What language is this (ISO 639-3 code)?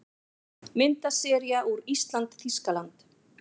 isl